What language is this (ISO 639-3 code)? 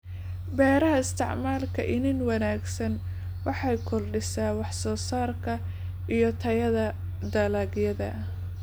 som